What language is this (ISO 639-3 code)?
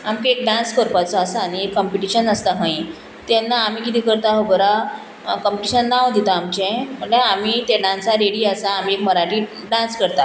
kok